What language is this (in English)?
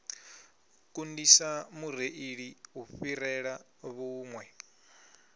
Venda